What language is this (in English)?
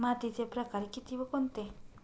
Marathi